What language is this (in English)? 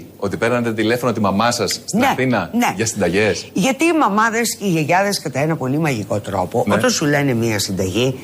Greek